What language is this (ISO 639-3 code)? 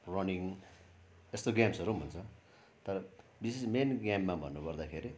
nep